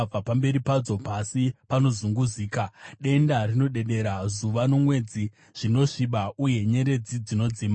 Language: Shona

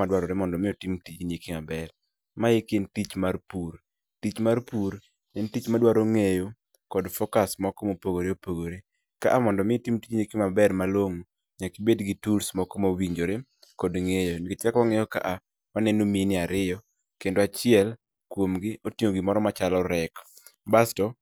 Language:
Luo (Kenya and Tanzania)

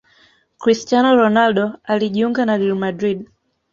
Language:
Swahili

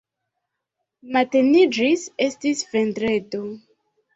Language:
Esperanto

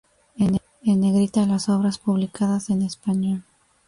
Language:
Spanish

